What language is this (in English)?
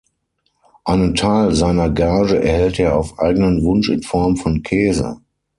German